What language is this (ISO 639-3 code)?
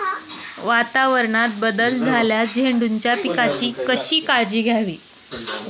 mar